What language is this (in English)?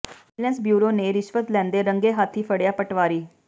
Punjabi